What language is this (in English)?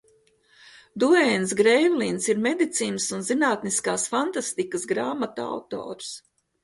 Latvian